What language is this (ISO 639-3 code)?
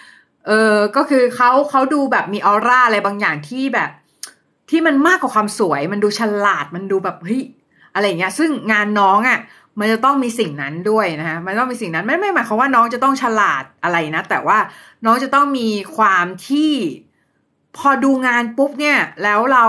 tha